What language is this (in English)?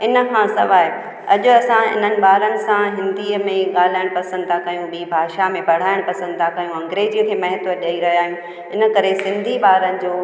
Sindhi